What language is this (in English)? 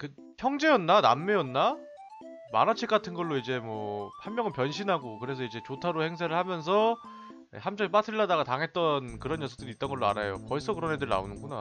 Korean